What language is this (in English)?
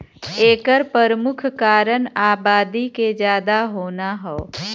Bhojpuri